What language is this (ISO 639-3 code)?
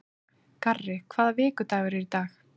isl